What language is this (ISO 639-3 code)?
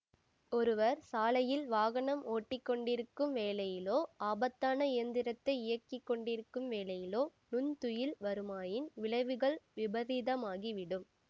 tam